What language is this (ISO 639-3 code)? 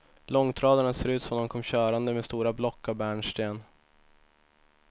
swe